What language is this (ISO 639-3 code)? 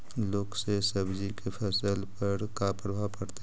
mag